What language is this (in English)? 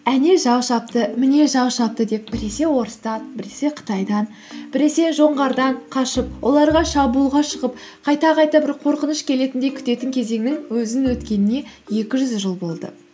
Kazakh